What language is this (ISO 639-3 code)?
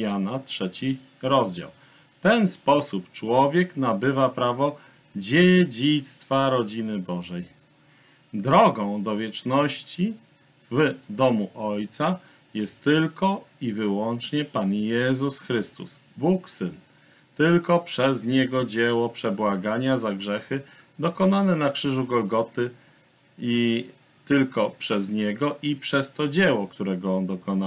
pol